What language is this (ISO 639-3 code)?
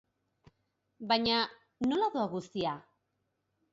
eus